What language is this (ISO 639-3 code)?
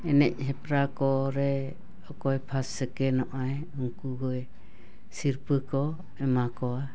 sat